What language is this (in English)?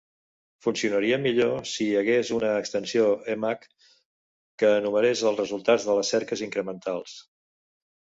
Catalan